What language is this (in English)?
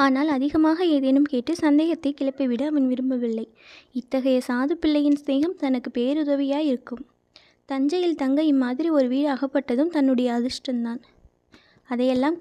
Tamil